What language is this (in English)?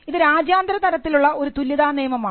Malayalam